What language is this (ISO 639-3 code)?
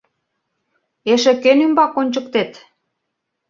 chm